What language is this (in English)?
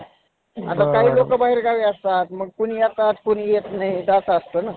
Marathi